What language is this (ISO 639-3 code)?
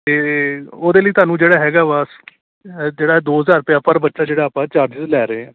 pan